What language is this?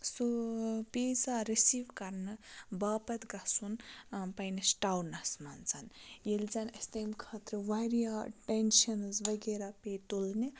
Kashmiri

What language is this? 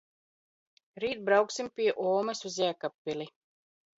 Latvian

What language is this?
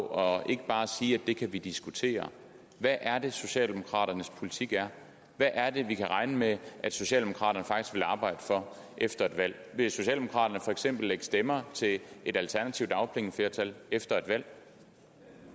Danish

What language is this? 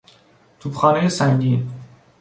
Persian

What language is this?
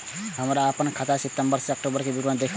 Maithili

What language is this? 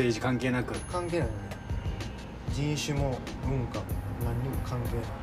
Japanese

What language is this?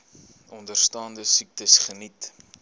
Afrikaans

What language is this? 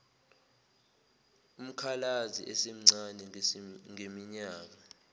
Zulu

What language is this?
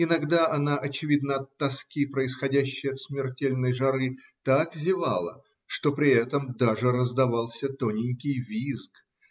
Russian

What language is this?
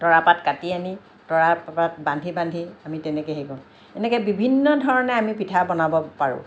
Assamese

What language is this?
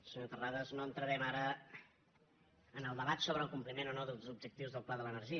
Catalan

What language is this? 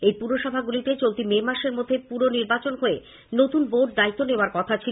Bangla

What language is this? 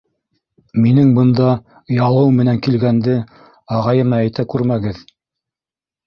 Bashkir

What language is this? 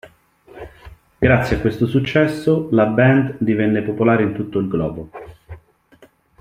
Italian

